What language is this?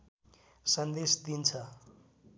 Nepali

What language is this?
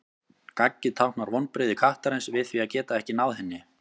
Icelandic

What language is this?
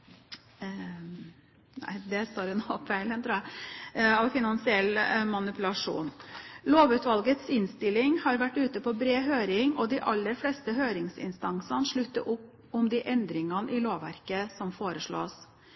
Norwegian Bokmål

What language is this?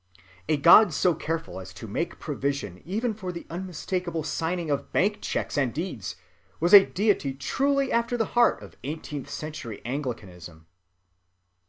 English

